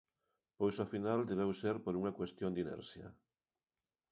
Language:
Galician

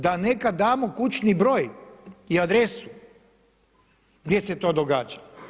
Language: Croatian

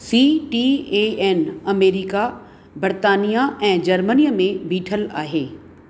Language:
Sindhi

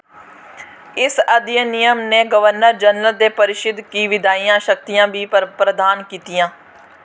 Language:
Dogri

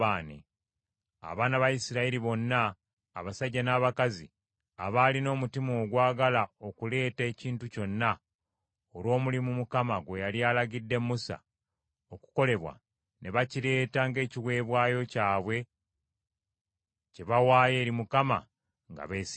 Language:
Ganda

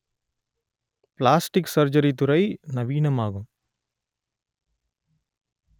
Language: Tamil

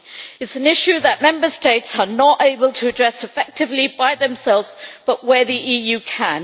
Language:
English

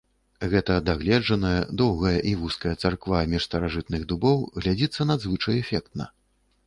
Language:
Belarusian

